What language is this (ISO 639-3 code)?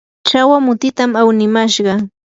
qur